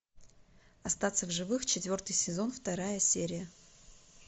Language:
Russian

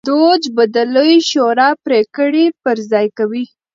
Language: Pashto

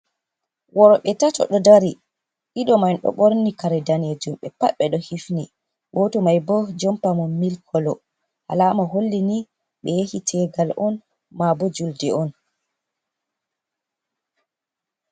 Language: Fula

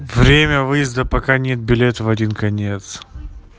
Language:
Russian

